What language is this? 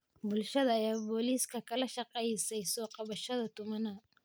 Somali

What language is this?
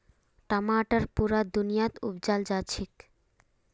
Magahi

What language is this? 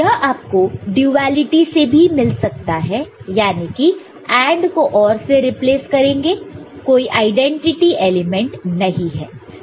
Hindi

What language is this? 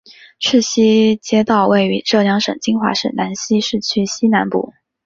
Chinese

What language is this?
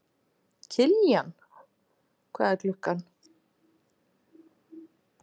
Icelandic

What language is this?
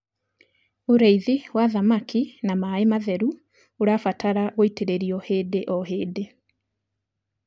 Kikuyu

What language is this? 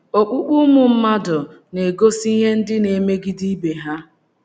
Igbo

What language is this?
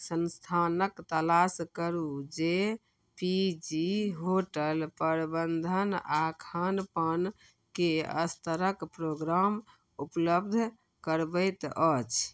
Maithili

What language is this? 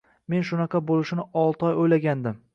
Uzbek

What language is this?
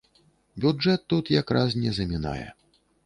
Belarusian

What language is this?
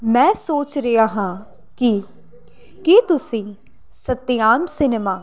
Punjabi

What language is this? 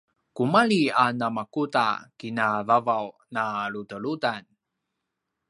Paiwan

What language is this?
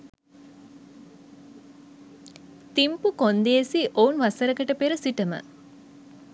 Sinhala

